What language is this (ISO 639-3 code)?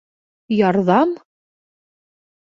bak